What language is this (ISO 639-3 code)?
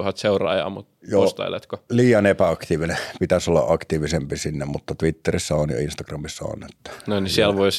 fin